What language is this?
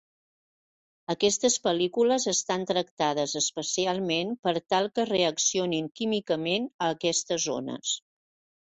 Catalan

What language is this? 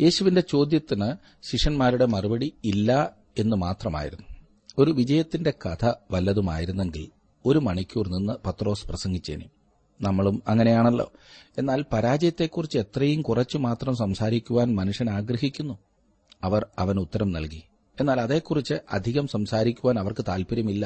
Malayalam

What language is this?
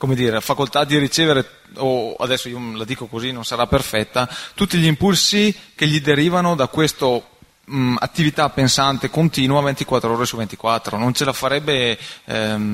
Italian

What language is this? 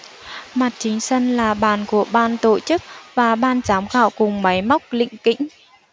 Vietnamese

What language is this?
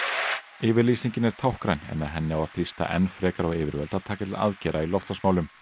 Icelandic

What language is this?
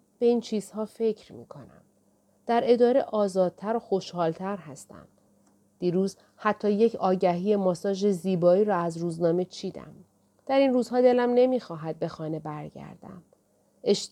Persian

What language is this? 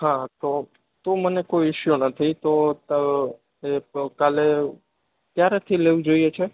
Gujarati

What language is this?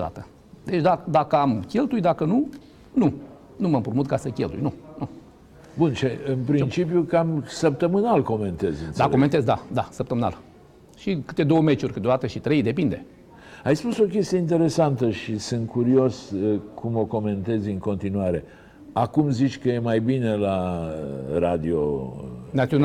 Romanian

